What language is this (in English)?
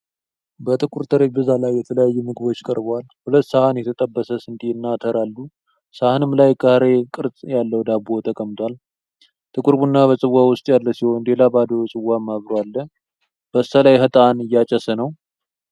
Amharic